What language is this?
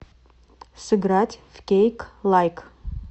Russian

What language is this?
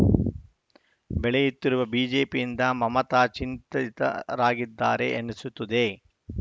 Kannada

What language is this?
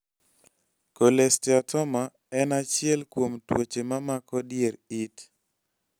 Luo (Kenya and Tanzania)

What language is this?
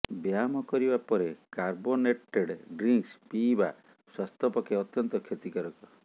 Odia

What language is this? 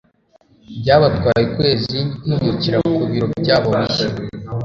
Kinyarwanda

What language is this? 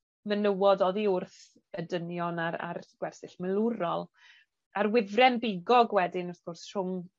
Welsh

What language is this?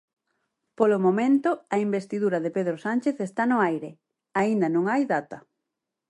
Galician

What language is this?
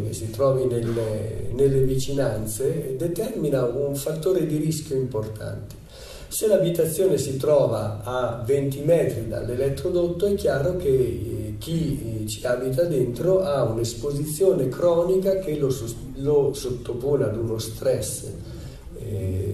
Italian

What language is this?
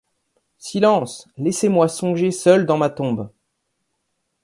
French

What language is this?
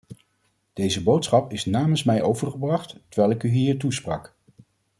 Dutch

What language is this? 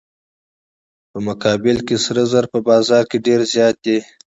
Pashto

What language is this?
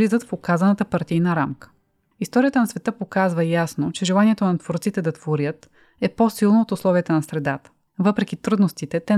Bulgarian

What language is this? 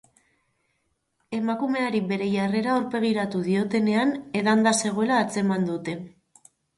Basque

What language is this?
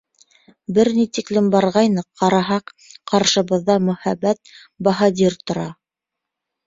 Bashkir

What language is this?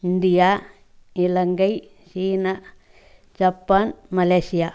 Tamil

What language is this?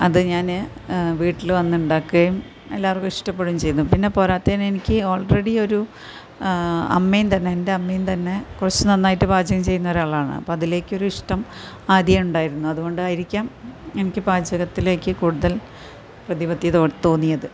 Malayalam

